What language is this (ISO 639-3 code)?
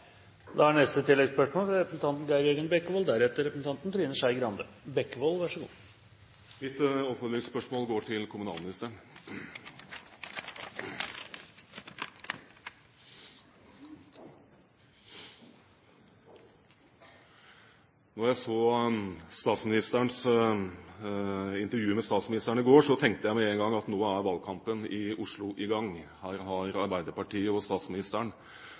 nor